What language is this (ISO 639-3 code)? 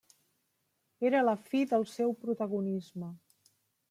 cat